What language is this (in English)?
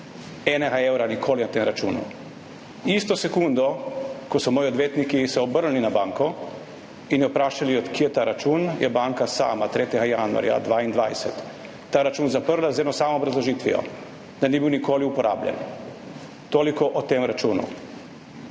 Slovenian